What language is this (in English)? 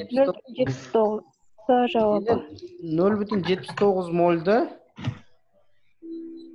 Turkish